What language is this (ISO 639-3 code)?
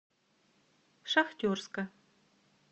rus